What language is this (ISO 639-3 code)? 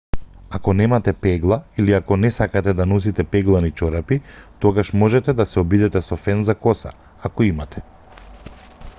mkd